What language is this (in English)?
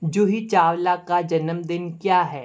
Hindi